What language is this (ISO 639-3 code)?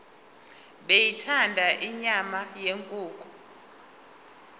zul